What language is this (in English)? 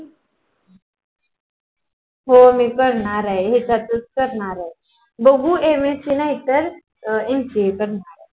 Marathi